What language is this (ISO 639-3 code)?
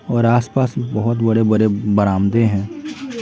hin